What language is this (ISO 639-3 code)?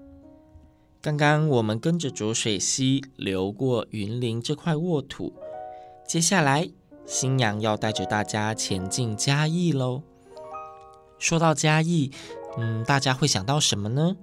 zho